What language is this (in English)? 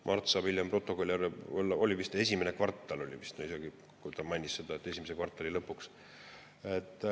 Estonian